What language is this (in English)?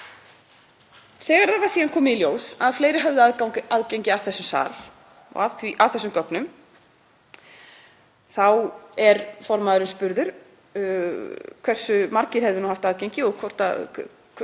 Icelandic